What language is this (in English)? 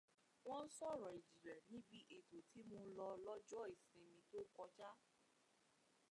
Yoruba